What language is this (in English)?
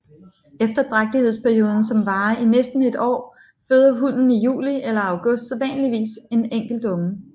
Danish